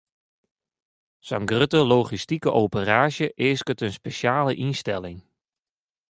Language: Western Frisian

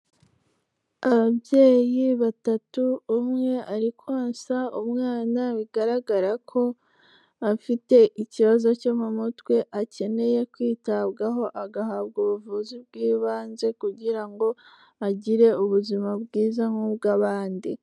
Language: Kinyarwanda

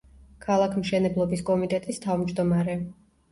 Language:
Georgian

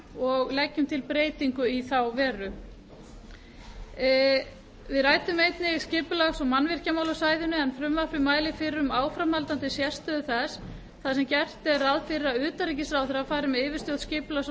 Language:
Icelandic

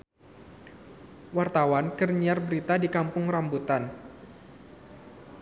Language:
Sundanese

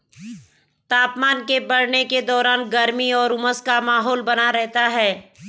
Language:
Hindi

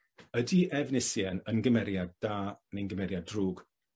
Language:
Welsh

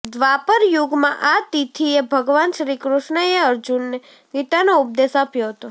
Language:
Gujarati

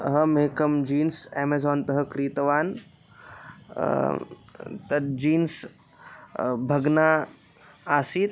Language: Sanskrit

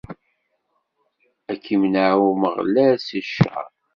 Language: Kabyle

